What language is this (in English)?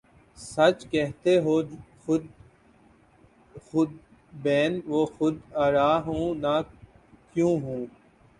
Urdu